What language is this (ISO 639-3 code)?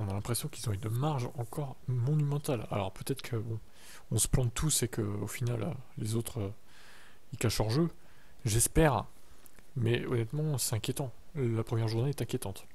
fra